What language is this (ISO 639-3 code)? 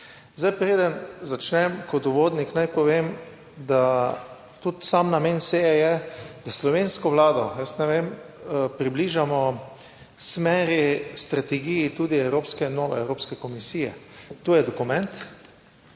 slv